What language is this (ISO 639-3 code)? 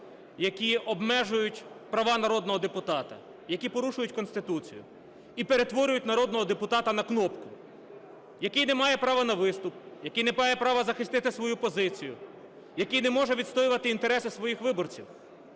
ukr